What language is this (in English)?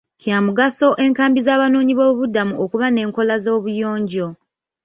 Ganda